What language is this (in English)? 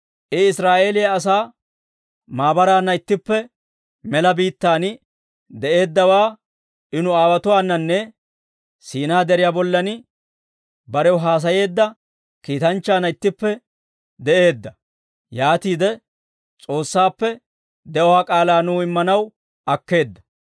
Dawro